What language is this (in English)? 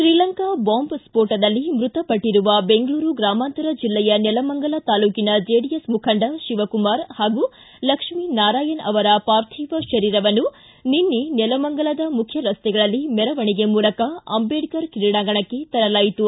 Kannada